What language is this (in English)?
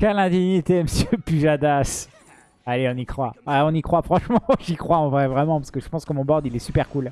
French